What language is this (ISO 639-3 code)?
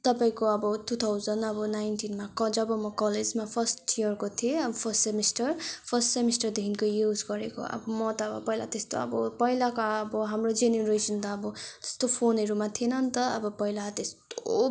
nep